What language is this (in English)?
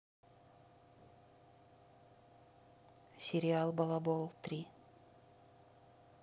Russian